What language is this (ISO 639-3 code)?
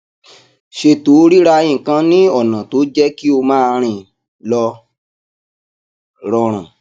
yor